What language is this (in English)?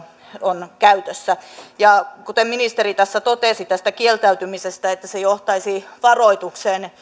Finnish